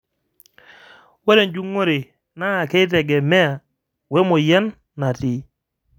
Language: Masai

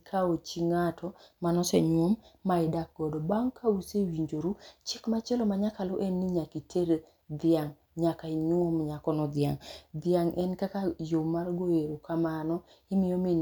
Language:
Luo (Kenya and Tanzania)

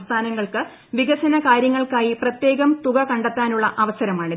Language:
Malayalam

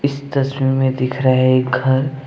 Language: Hindi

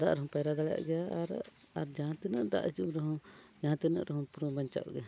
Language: Santali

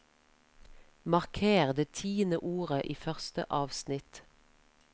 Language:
Norwegian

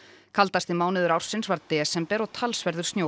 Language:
Icelandic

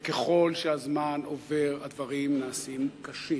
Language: Hebrew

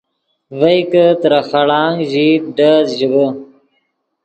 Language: Yidgha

